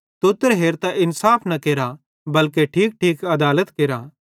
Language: Bhadrawahi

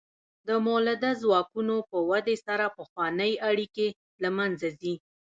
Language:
Pashto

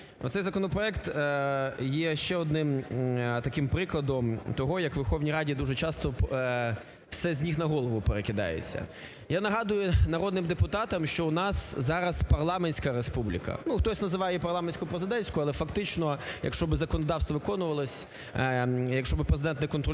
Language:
Ukrainian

